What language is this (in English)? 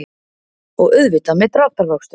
Icelandic